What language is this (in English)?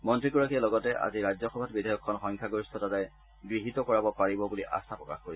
Assamese